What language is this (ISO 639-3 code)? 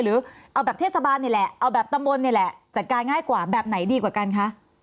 tha